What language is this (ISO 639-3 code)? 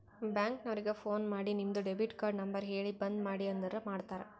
kan